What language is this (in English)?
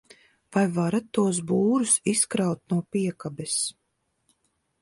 Latvian